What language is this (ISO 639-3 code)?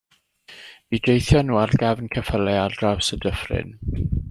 cym